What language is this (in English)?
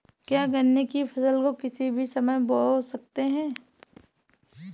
Hindi